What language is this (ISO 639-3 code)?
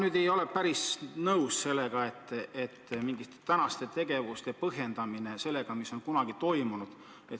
est